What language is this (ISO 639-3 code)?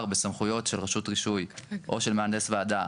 heb